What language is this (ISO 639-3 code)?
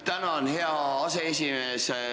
est